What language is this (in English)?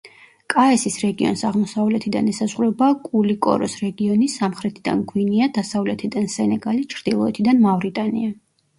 Georgian